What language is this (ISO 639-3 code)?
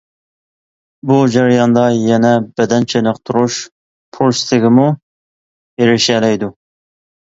uig